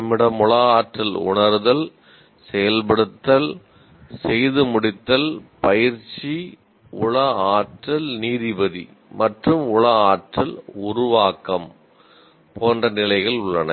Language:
Tamil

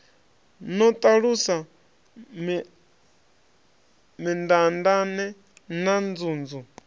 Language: Venda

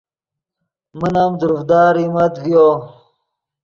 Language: Yidgha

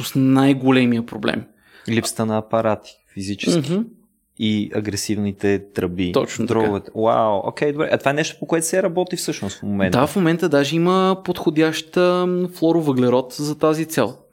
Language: Bulgarian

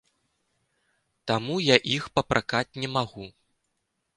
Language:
Belarusian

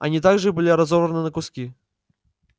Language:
Russian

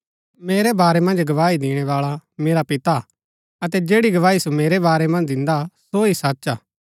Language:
Gaddi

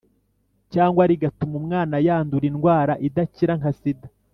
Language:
Kinyarwanda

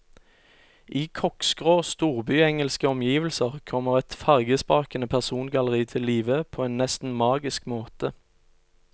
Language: Norwegian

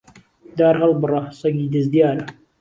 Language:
Central Kurdish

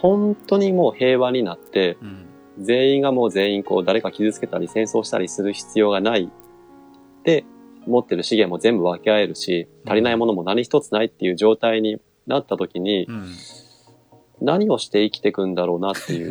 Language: Japanese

